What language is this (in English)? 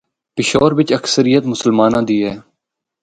Northern Hindko